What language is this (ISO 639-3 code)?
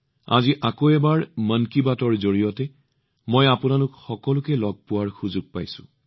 asm